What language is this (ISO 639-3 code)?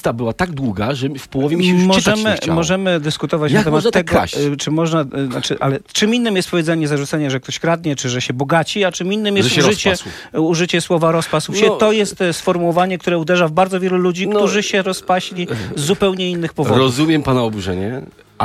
pol